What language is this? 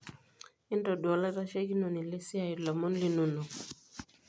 Masai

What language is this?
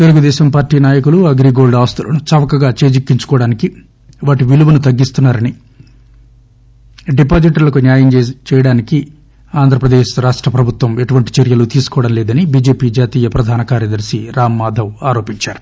Telugu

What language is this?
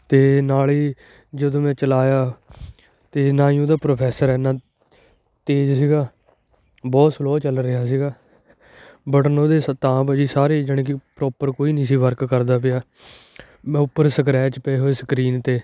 Punjabi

